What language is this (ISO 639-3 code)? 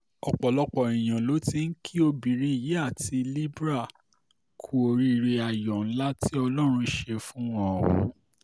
yor